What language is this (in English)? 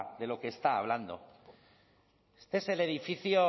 Spanish